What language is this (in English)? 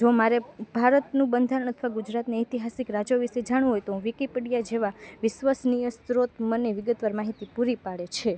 Gujarati